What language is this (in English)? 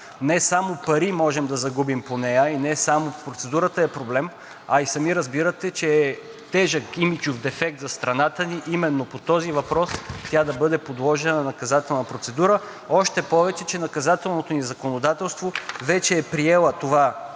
Bulgarian